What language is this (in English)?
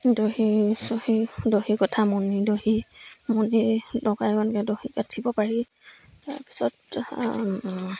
Assamese